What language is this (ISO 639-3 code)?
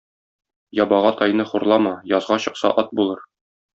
tat